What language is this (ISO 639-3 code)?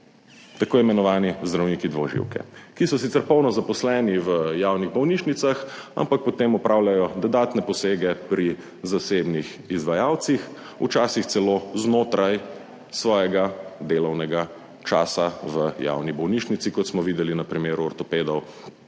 slv